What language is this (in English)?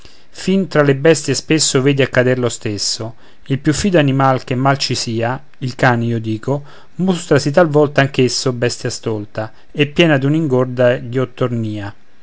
Italian